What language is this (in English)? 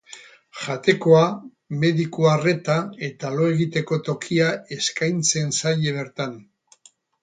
Basque